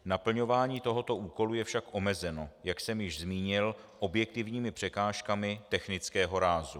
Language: Czech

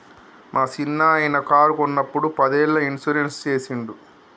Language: Telugu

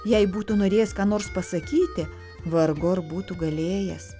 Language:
Lithuanian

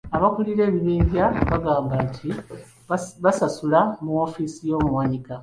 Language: Ganda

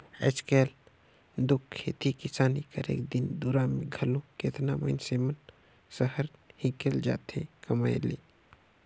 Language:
Chhattisgarhi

